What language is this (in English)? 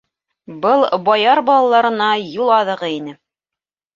Bashkir